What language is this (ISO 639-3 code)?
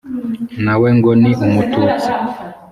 kin